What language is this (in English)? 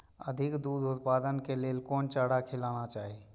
Maithili